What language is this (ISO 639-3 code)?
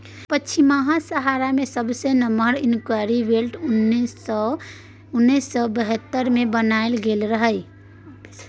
mai